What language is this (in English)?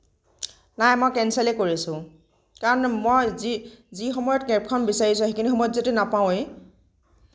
Assamese